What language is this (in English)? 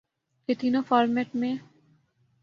Urdu